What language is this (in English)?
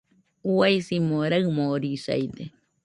Nüpode Huitoto